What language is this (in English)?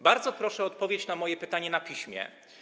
Polish